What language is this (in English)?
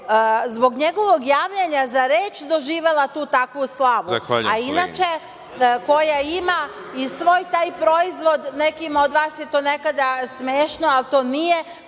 Serbian